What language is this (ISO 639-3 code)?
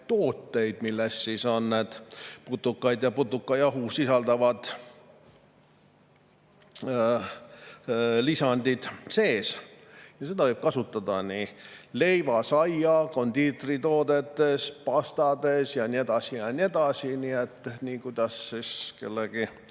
est